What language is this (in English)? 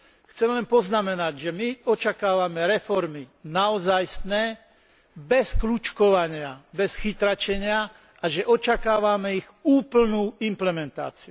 Slovak